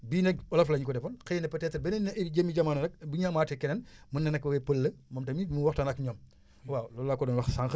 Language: Wolof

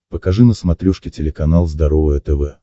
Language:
Russian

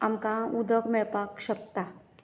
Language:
Konkani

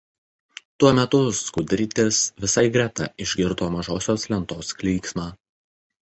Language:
Lithuanian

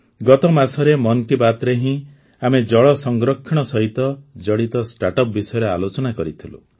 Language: Odia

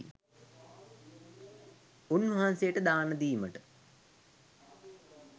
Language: Sinhala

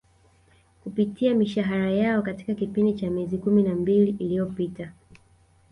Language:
Swahili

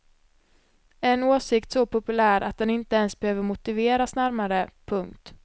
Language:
Swedish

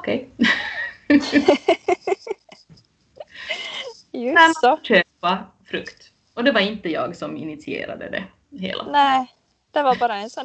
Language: Swedish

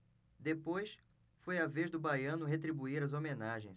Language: Portuguese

